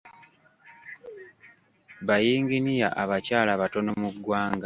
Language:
Ganda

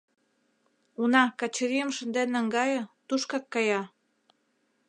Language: Mari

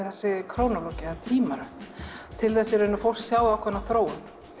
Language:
Icelandic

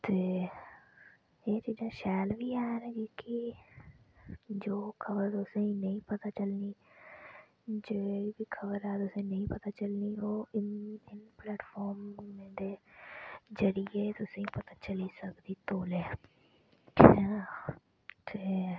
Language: Dogri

